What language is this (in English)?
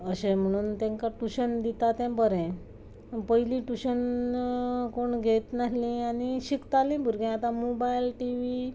Konkani